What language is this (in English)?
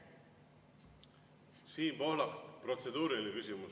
Estonian